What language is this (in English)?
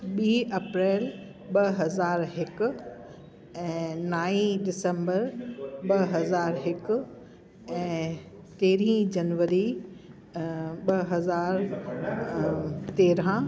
Sindhi